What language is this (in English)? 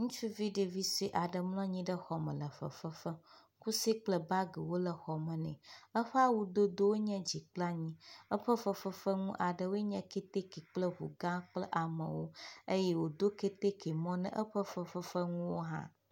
Ewe